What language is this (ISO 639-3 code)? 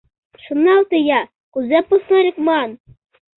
chm